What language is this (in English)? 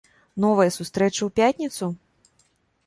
Belarusian